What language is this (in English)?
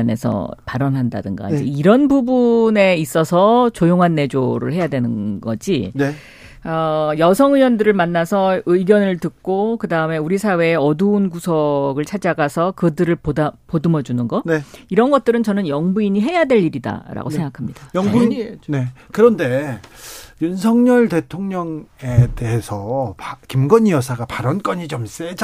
Korean